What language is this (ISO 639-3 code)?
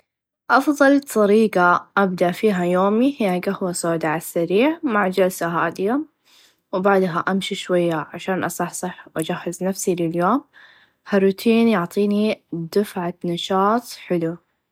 ars